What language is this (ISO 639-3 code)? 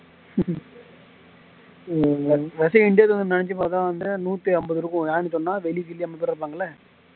tam